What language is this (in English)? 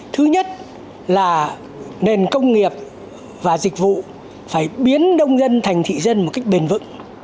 Vietnamese